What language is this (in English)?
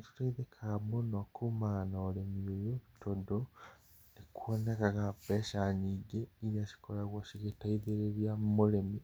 Kikuyu